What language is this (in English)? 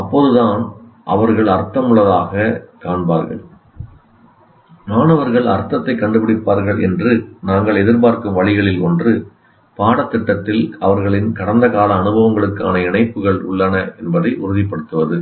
Tamil